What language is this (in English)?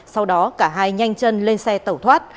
Vietnamese